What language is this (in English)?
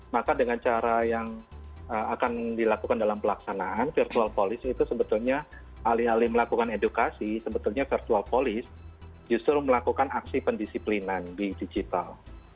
Indonesian